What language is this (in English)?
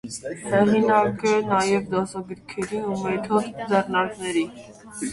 Armenian